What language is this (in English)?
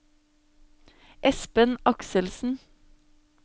Norwegian